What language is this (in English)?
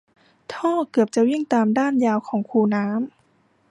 Thai